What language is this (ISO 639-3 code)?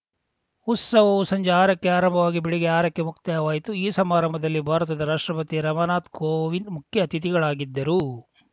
kan